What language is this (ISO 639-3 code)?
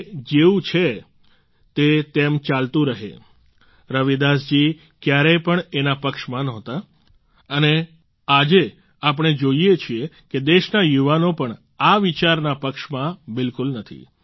guj